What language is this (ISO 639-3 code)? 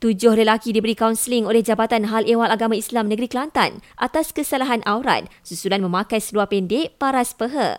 msa